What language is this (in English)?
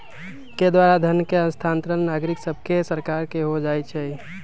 Magahi